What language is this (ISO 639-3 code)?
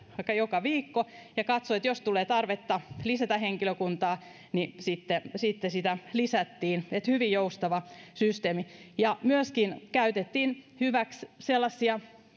fin